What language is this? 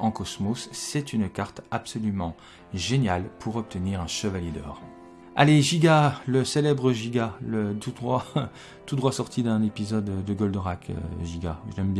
French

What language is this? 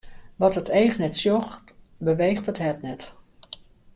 Western Frisian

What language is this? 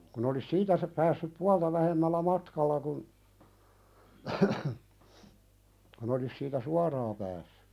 Finnish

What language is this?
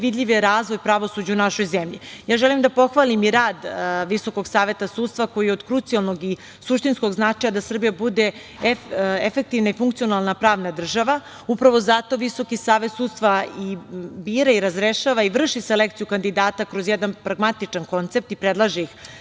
Serbian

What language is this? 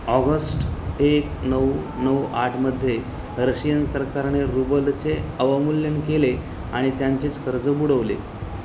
Marathi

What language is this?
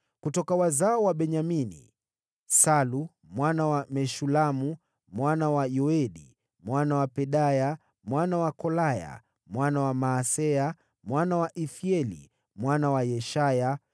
Swahili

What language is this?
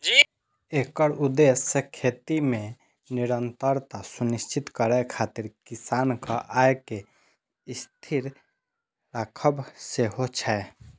Maithili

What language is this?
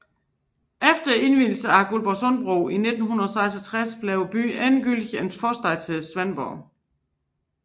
Danish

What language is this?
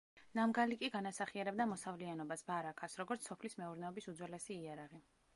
Georgian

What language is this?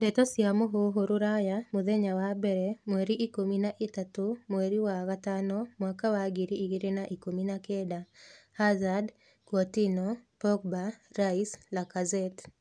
Kikuyu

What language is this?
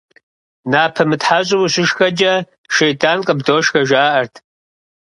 Kabardian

